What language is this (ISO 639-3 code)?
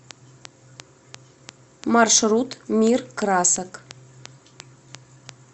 rus